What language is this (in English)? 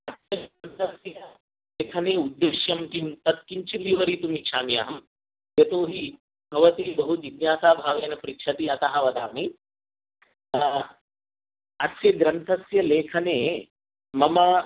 Sanskrit